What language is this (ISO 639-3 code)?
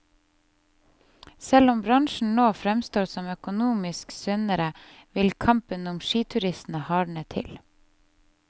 nor